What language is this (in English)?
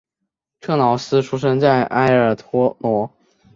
Chinese